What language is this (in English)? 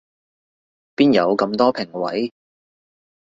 Cantonese